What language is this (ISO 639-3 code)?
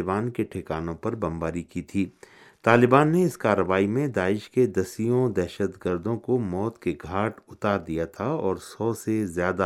urd